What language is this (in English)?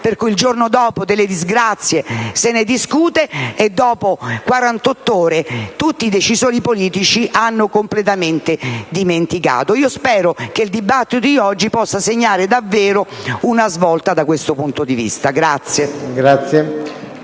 Italian